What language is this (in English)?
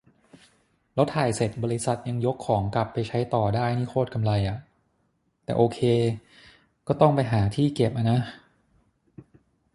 Thai